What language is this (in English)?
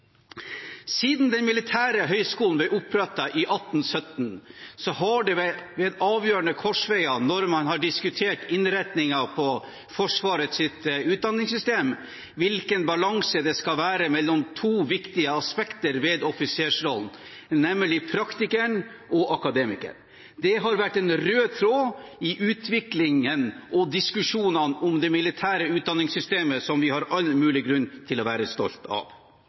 Norwegian Bokmål